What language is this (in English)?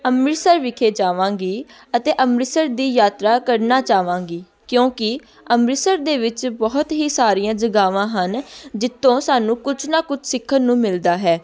Punjabi